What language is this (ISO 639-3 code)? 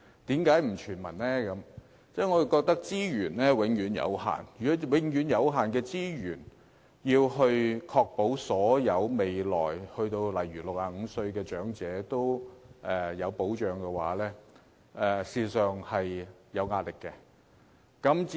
yue